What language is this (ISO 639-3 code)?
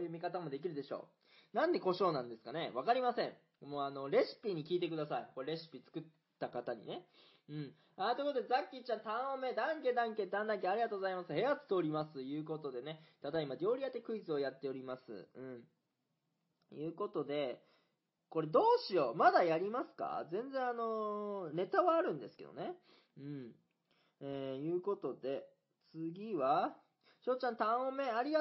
jpn